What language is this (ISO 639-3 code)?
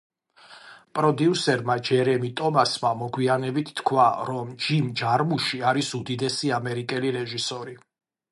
kat